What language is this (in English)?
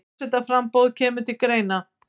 Icelandic